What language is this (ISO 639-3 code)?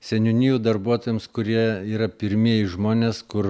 lit